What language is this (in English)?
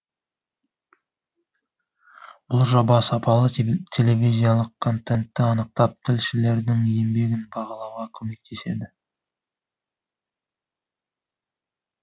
Kazakh